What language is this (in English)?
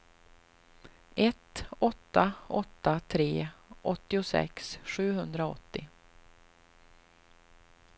Swedish